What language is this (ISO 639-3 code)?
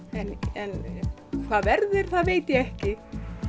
isl